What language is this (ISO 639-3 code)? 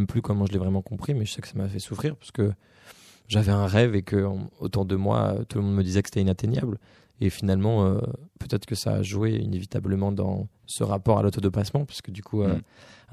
fra